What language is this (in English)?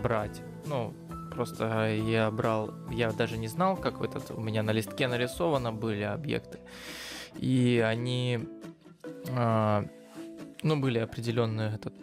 Russian